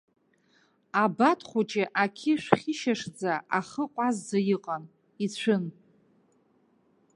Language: Abkhazian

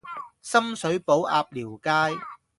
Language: Cantonese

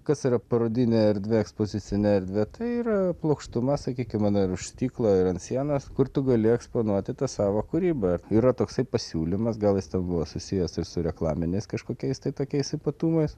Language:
Lithuanian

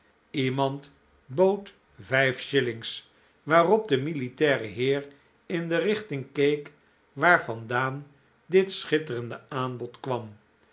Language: Dutch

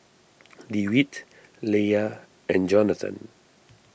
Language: English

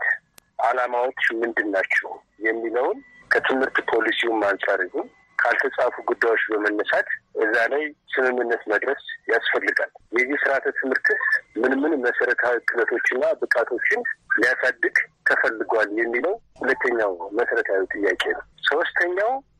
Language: Amharic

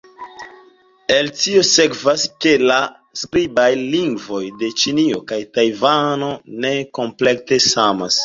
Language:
Esperanto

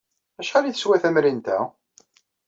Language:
Kabyle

